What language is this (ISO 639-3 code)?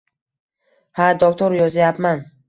uzb